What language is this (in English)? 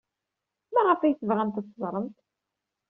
Kabyle